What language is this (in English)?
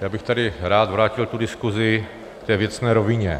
Czech